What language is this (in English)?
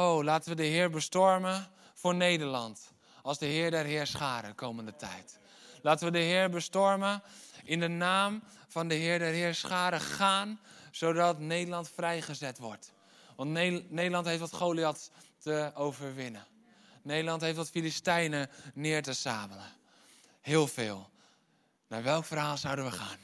Dutch